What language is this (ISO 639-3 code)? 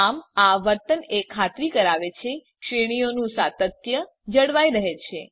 guj